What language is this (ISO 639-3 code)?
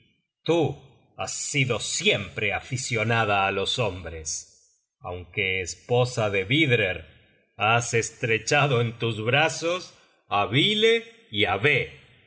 spa